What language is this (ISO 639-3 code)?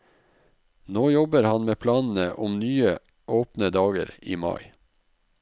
nor